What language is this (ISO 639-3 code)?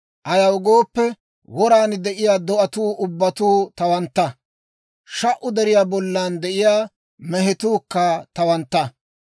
dwr